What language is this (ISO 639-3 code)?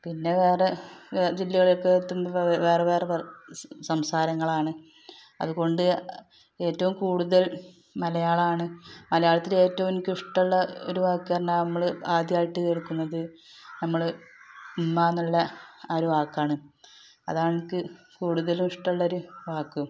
mal